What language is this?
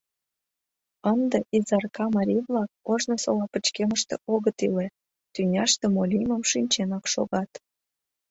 Mari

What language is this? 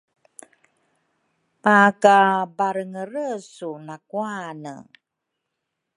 Rukai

